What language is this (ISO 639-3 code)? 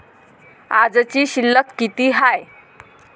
mar